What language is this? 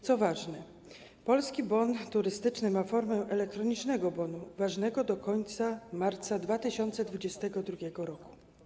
Polish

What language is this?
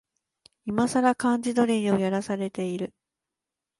Japanese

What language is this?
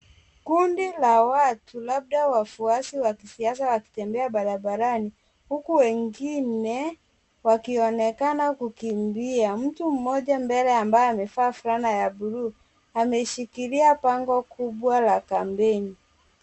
Swahili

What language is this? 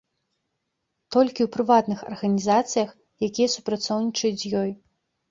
Belarusian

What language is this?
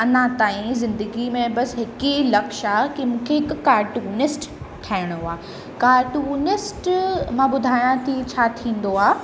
Sindhi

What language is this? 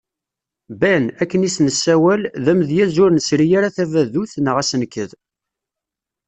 Kabyle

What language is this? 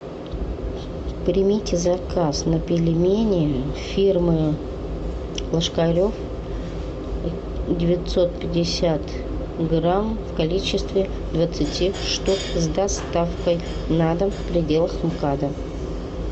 Russian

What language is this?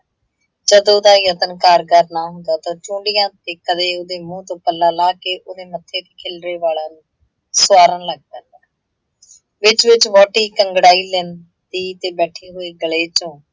Punjabi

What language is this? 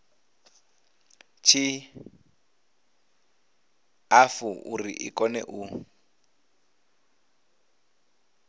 Venda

